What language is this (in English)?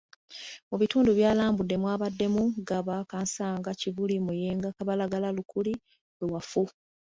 Ganda